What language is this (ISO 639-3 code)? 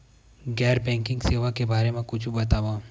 hne